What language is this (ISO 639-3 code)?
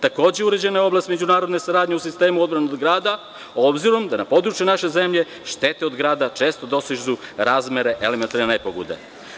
srp